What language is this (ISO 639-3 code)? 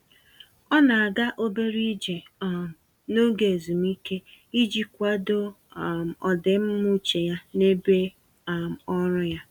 ibo